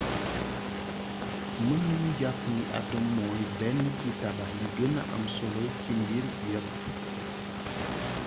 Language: Wolof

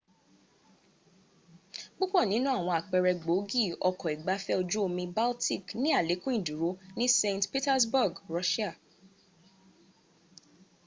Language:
Yoruba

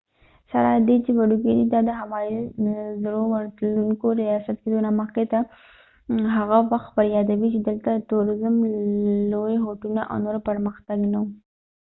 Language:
Pashto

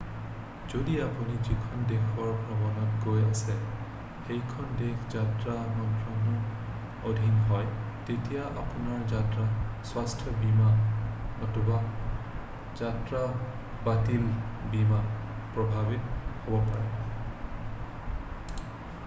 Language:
Assamese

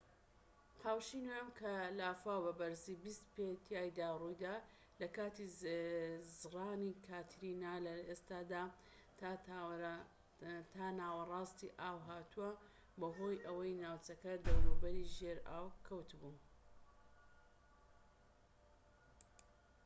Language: Central Kurdish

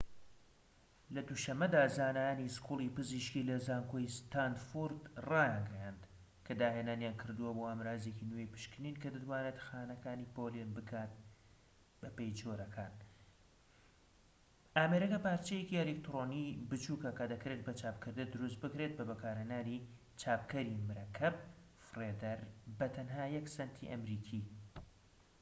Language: Central Kurdish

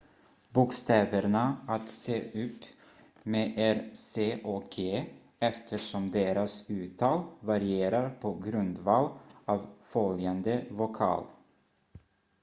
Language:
Swedish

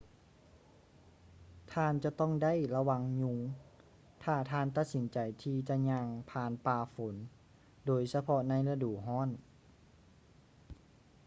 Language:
Lao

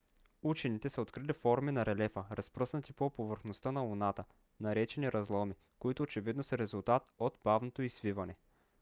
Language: Bulgarian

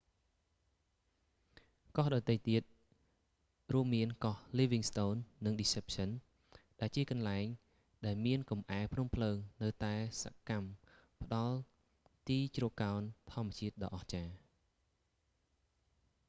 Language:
Khmer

